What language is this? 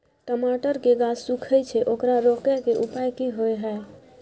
Maithili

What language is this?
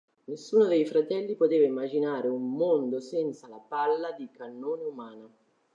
Italian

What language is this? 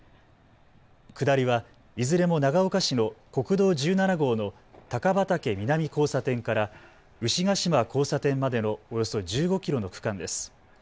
Japanese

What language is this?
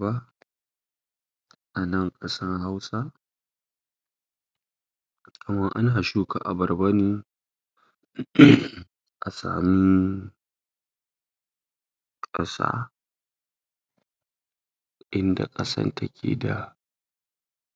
Hausa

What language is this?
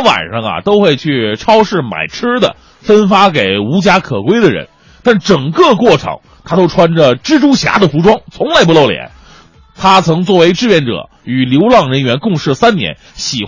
Chinese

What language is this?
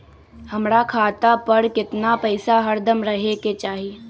Magahi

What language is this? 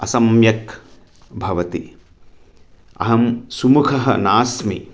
Sanskrit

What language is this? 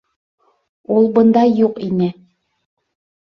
Bashkir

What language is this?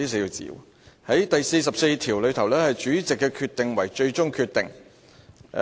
Cantonese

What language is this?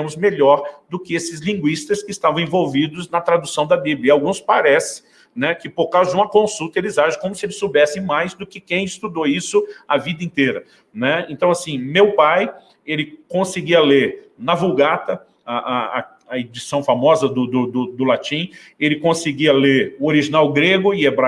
Portuguese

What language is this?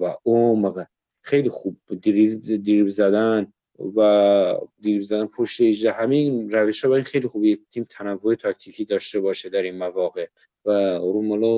Persian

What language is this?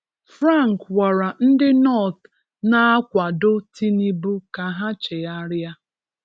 Igbo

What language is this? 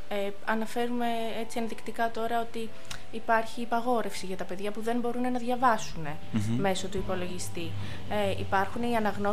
Greek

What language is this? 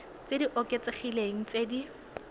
Tswana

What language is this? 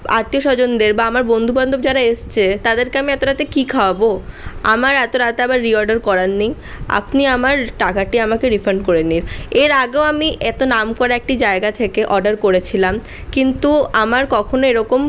Bangla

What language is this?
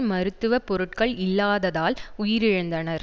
Tamil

